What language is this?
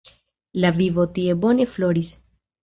Esperanto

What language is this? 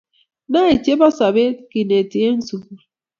Kalenjin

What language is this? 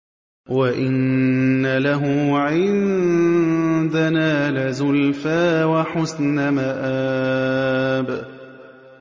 Arabic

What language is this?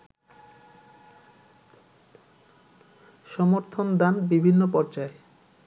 Bangla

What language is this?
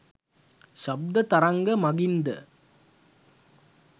Sinhala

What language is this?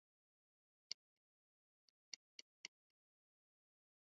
Swahili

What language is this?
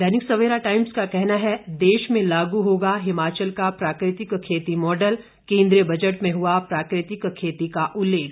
Hindi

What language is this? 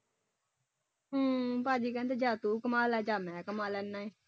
Punjabi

